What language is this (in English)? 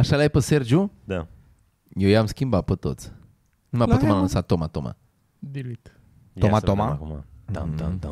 Romanian